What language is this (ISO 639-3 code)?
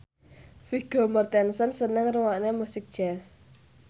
jav